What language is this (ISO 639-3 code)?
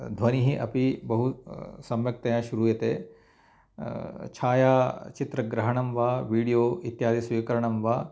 san